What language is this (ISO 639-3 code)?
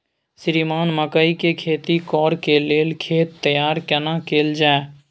mai